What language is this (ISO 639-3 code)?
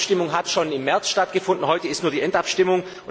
deu